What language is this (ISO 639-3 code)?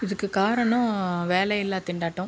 tam